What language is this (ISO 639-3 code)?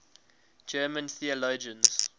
eng